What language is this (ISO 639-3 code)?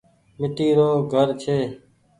gig